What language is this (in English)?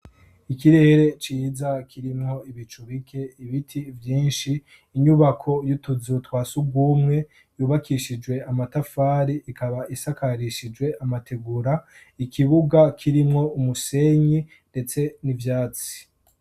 Rundi